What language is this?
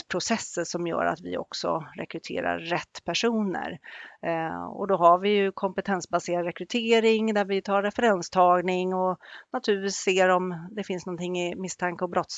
Swedish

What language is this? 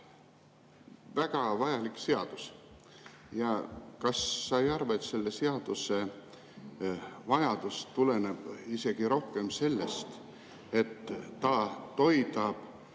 Estonian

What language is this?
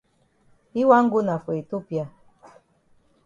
Cameroon Pidgin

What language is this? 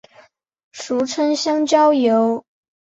Chinese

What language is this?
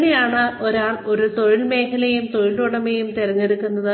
Malayalam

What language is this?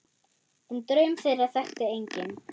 Icelandic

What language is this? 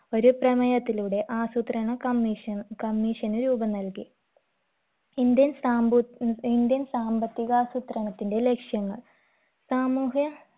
Malayalam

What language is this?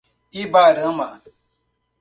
Portuguese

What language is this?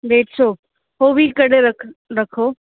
Sindhi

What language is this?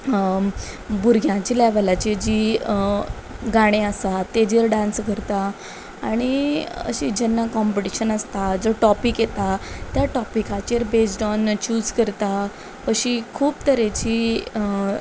Konkani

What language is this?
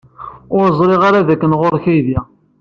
Kabyle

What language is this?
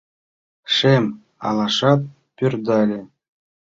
Mari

